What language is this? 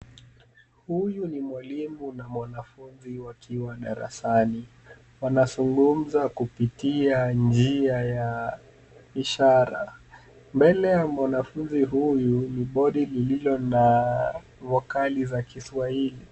Swahili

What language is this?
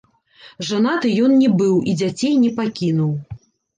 Belarusian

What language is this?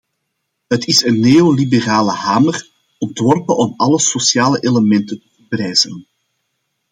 Dutch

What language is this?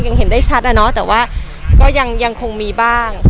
Thai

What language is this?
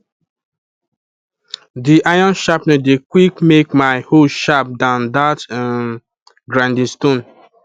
Nigerian Pidgin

